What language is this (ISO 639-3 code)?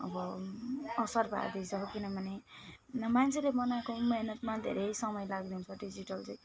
nep